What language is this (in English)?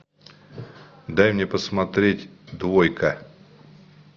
Russian